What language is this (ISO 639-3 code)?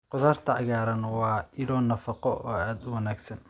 som